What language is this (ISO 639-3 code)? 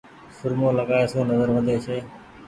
gig